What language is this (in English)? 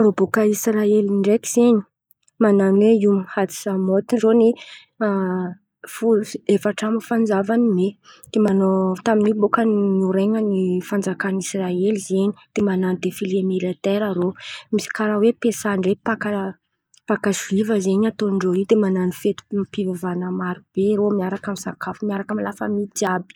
Antankarana Malagasy